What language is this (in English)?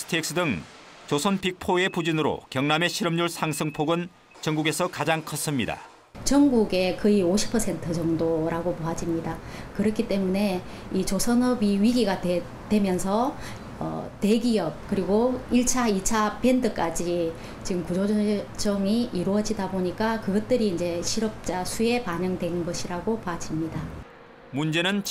Korean